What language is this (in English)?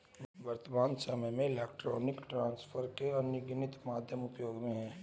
Hindi